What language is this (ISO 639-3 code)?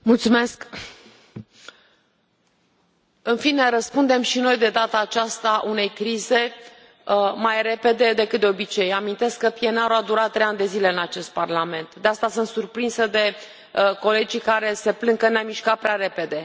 ron